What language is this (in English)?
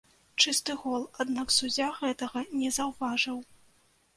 Belarusian